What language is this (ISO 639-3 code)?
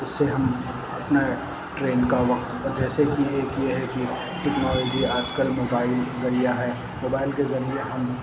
urd